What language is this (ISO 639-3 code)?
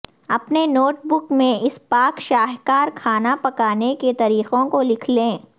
urd